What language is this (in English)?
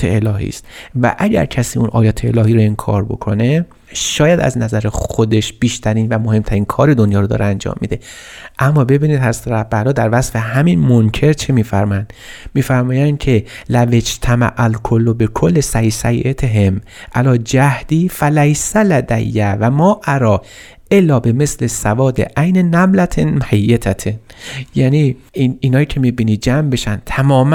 Persian